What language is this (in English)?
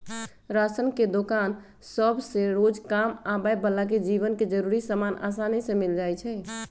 Magahi